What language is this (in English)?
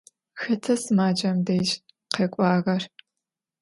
Adyghe